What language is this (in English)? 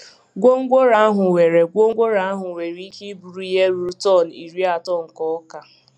Igbo